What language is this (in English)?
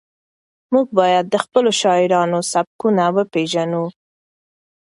Pashto